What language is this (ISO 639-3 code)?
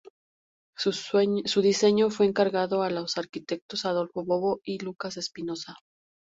spa